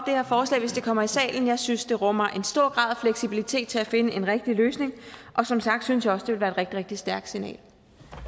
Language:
Danish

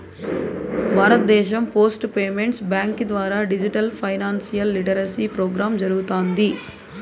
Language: Telugu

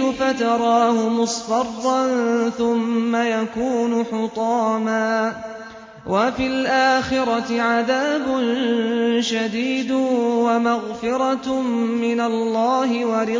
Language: Arabic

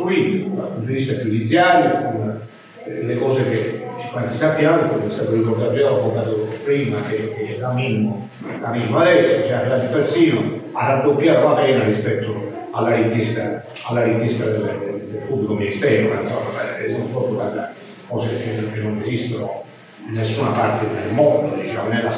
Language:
Italian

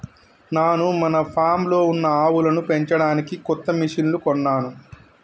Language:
Telugu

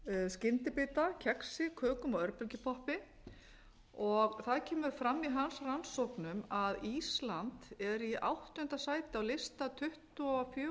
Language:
Icelandic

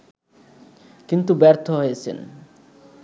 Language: Bangla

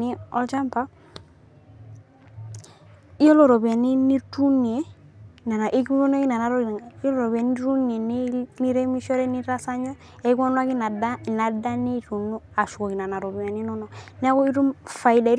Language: Masai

